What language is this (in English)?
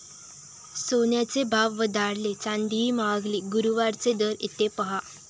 Marathi